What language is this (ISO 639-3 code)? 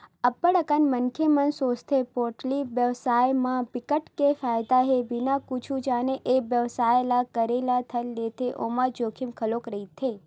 hne